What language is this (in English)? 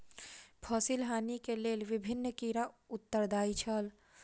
Maithili